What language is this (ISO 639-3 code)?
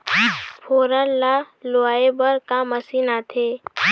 hne